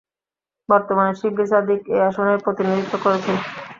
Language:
Bangla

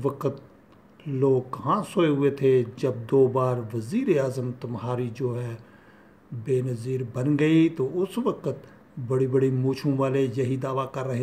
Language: Hindi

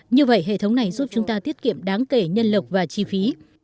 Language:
Vietnamese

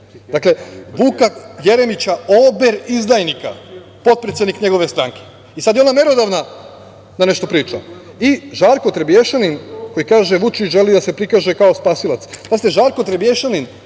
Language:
Serbian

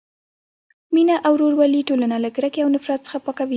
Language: Pashto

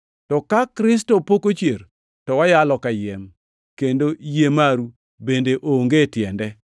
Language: Luo (Kenya and Tanzania)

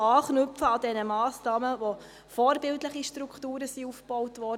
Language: Swiss German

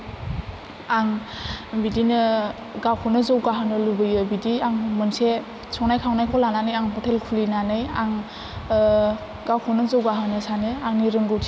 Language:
Bodo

